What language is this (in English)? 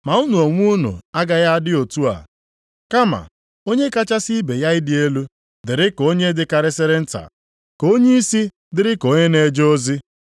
Igbo